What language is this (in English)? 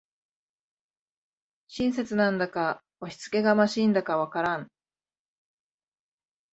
Japanese